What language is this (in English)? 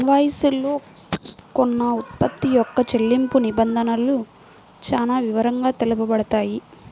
Telugu